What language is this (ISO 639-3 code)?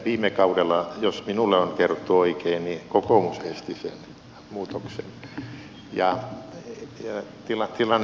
fin